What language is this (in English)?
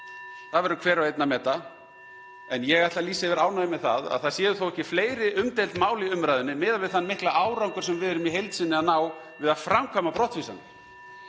Icelandic